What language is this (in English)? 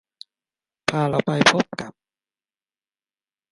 Thai